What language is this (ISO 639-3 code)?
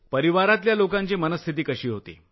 mar